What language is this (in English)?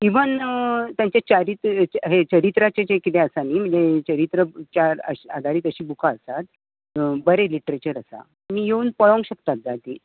Konkani